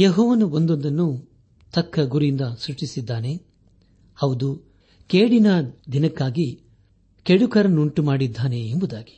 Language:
Kannada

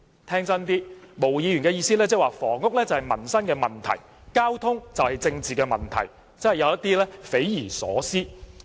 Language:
Cantonese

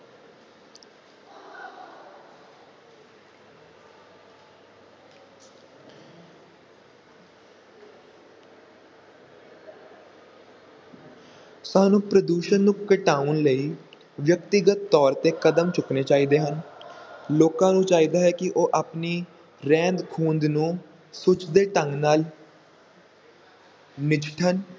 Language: Punjabi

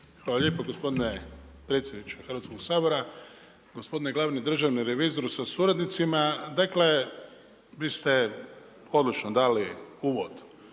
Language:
Croatian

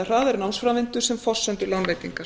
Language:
Icelandic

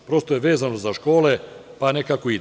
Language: Serbian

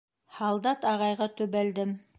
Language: Bashkir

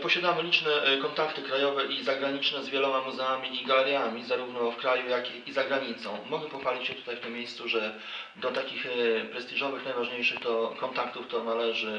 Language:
Polish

